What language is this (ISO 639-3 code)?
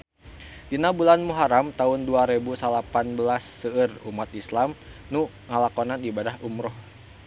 sun